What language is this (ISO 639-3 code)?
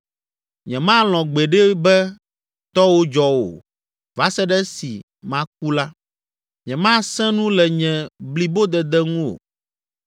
ewe